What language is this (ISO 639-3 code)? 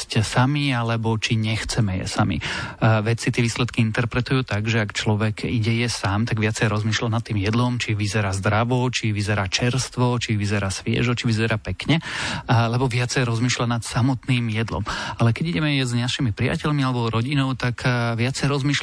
slk